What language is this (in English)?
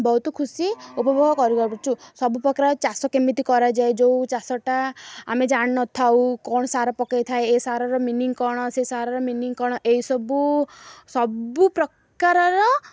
Odia